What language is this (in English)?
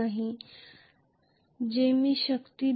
Marathi